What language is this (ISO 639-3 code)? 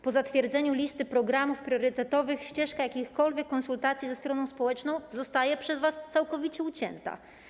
pol